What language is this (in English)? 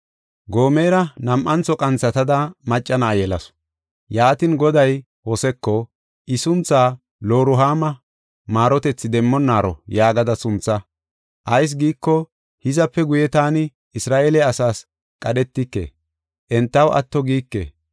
Gofa